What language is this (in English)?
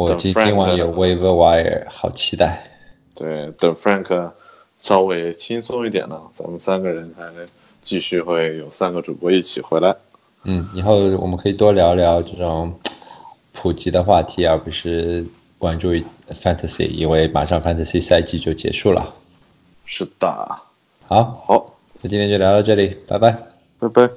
Chinese